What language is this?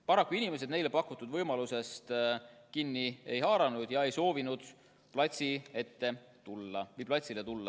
Estonian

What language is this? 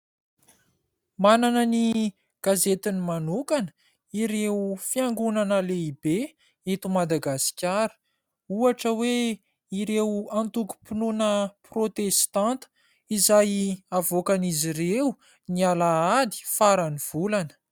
Malagasy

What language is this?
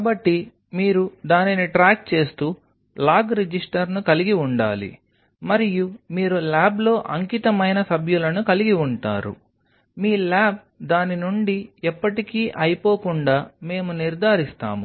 Telugu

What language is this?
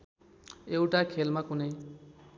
Nepali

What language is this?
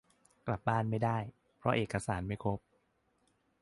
Thai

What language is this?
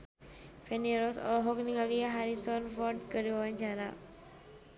Sundanese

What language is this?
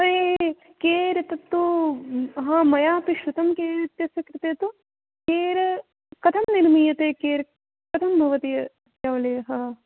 Sanskrit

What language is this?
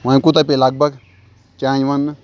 Kashmiri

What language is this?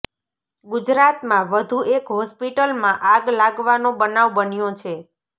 Gujarati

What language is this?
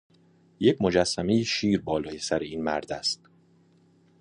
Persian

